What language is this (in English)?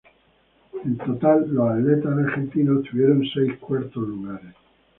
Spanish